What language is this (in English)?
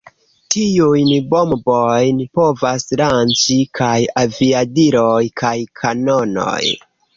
Esperanto